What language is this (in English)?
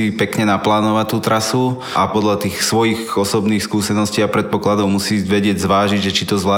Slovak